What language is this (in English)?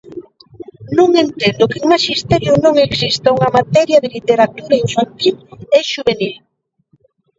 Galician